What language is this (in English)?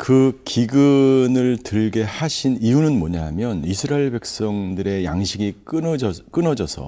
Korean